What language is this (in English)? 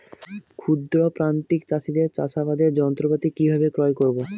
Bangla